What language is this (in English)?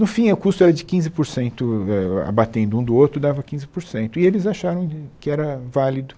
Portuguese